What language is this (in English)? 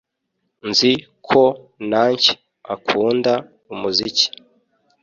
Kinyarwanda